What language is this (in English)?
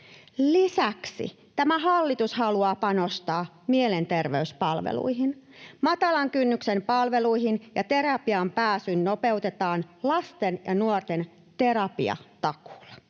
Finnish